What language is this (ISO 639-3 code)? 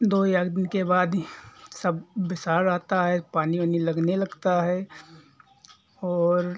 hin